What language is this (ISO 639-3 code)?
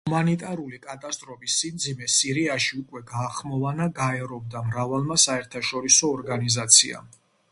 kat